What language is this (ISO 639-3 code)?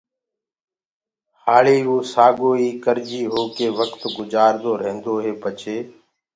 ggg